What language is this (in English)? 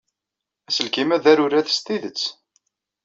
Kabyle